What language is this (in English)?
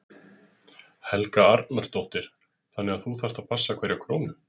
Icelandic